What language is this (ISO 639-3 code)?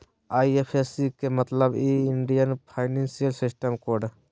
mag